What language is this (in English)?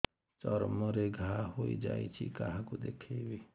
Odia